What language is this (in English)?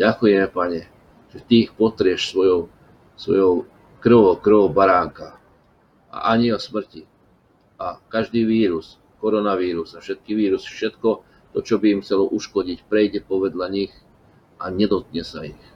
Slovak